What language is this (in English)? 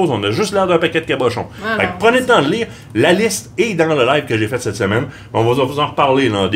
French